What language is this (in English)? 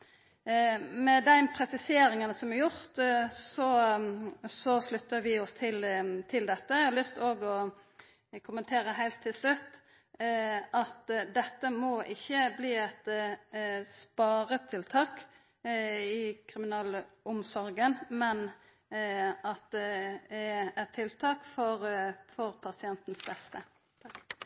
Norwegian Nynorsk